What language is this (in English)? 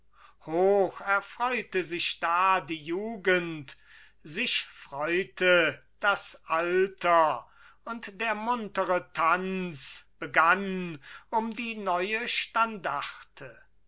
German